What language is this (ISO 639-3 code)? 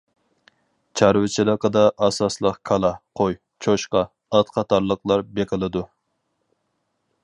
uig